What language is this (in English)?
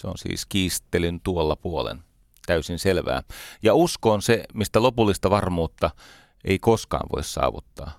Finnish